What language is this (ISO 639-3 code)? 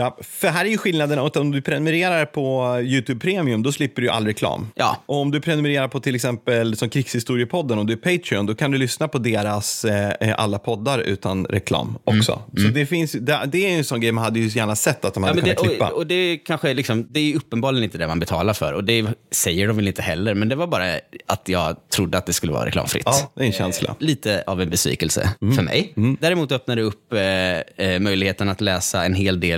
swe